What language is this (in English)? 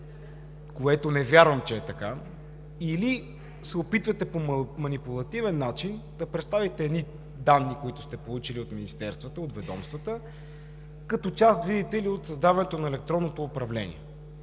Bulgarian